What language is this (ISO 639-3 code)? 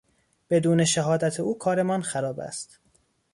fas